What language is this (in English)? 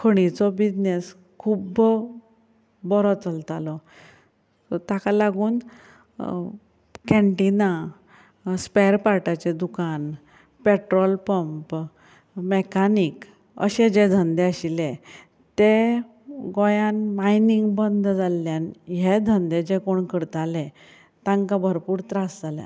Konkani